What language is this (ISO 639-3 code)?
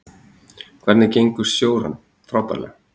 isl